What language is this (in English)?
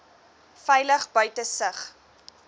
Afrikaans